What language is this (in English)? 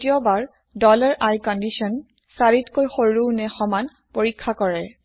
Assamese